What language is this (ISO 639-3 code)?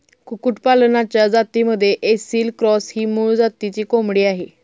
mar